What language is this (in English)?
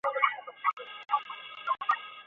Chinese